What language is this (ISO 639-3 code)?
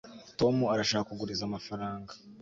kin